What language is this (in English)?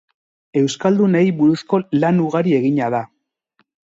Basque